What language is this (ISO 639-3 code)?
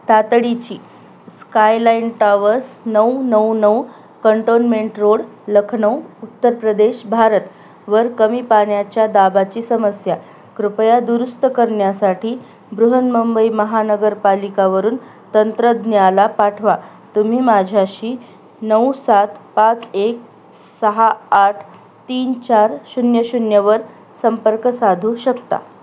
mar